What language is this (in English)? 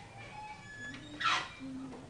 Hebrew